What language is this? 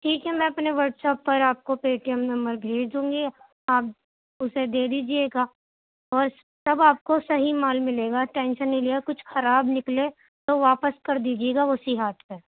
Urdu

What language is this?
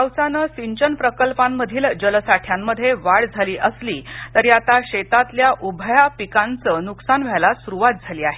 Marathi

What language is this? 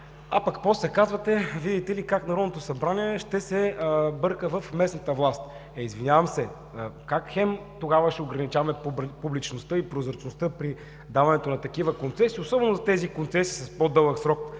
Bulgarian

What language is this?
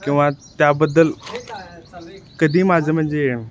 Marathi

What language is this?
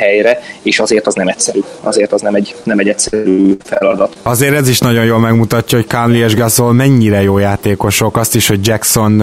Hungarian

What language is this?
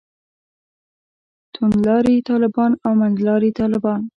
Pashto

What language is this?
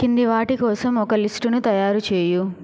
Telugu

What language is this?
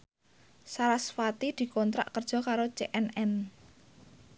Javanese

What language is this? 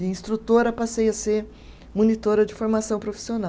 Portuguese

